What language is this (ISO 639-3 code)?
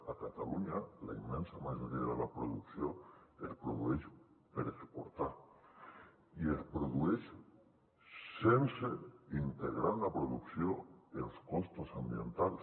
cat